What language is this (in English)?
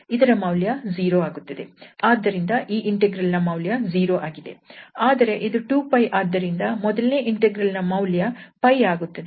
Kannada